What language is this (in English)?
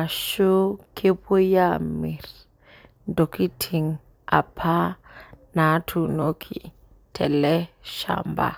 Masai